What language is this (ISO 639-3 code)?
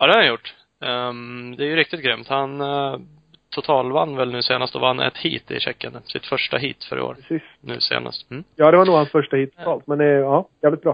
swe